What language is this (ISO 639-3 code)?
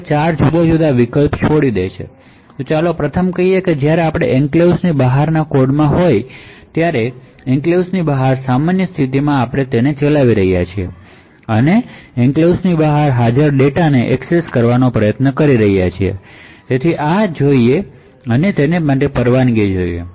guj